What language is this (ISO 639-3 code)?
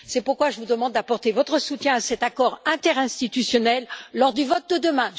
fra